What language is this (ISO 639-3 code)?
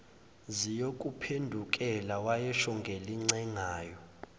zul